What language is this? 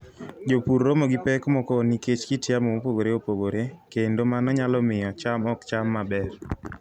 Luo (Kenya and Tanzania)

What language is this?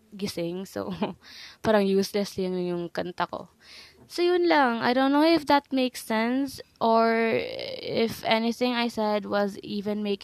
Filipino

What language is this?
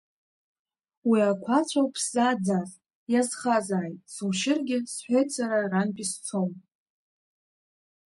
Abkhazian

